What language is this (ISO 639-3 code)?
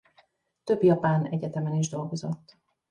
hun